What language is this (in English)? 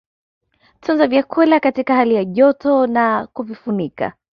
Swahili